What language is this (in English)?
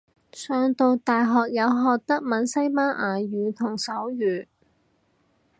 Cantonese